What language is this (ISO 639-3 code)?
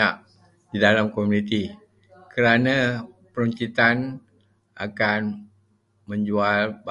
msa